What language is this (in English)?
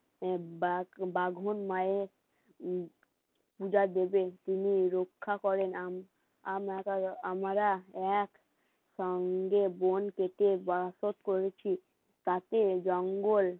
Bangla